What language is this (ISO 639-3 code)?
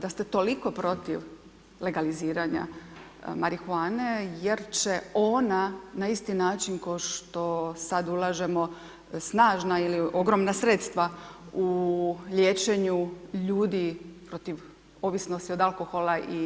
hrv